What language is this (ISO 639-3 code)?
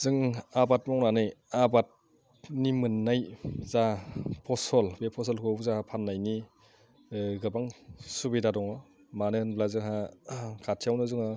brx